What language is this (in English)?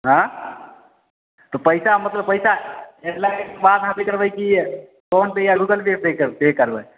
Maithili